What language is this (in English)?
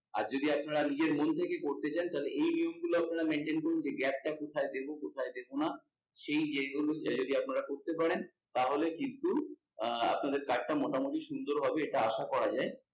Bangla